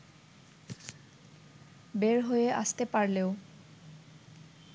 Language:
Bangla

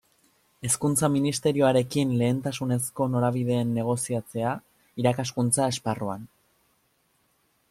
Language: Basque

